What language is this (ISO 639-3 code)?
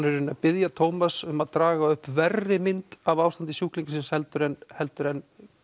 isl